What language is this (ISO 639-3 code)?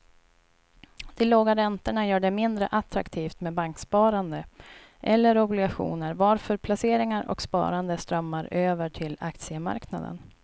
swe